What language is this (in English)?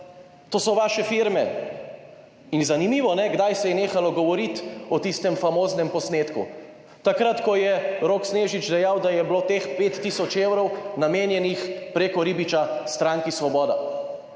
Slovenian